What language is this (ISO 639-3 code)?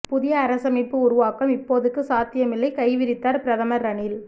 tam